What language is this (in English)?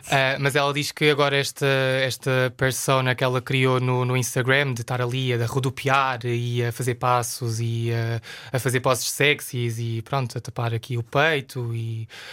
Portuguese